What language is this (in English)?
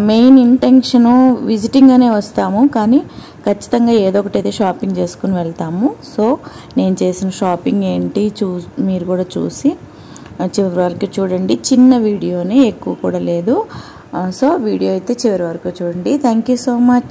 Russian